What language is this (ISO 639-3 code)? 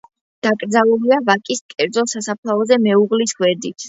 kat